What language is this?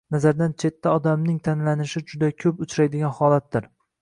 Uzbek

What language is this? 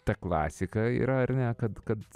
Lithuanian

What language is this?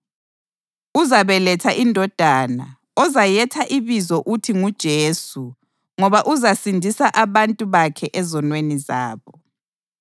North Ndebele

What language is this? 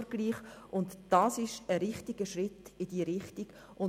Swiss German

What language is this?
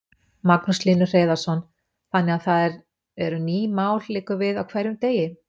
Icelandic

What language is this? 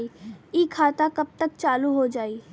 Bhojpuri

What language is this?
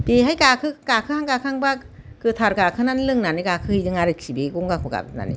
Bodo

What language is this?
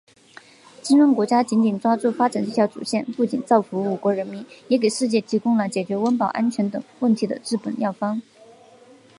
Chinese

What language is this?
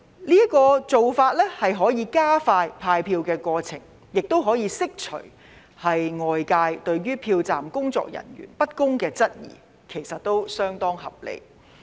Cantonese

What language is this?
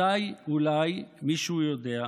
Hebrew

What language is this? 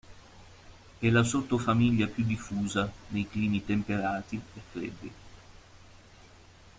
Italian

